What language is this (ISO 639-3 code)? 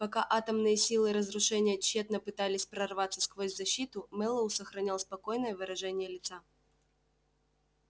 rus